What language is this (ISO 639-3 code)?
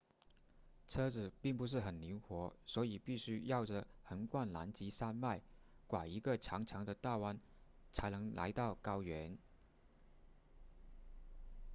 zho